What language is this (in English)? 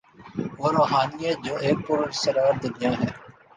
Urdu